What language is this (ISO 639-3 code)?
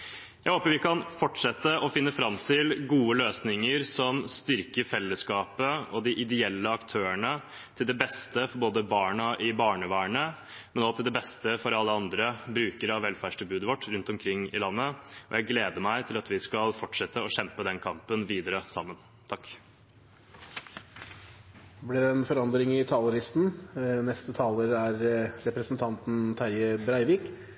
nor